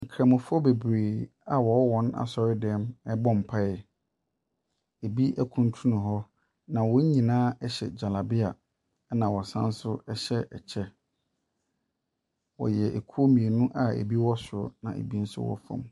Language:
Akan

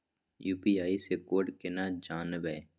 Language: Maithili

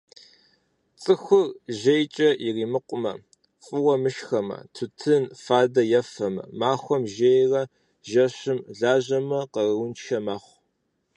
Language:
Kabardian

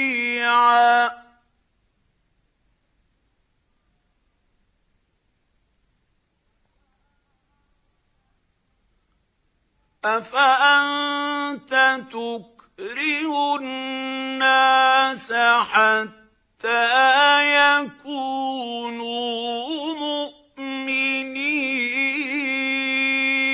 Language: Arabic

